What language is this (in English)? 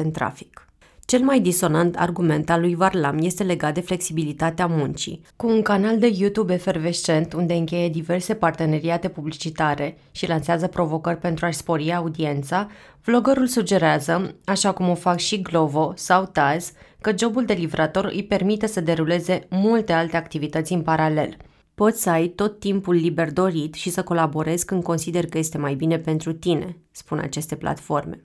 Romanian